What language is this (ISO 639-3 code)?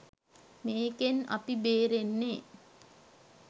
sin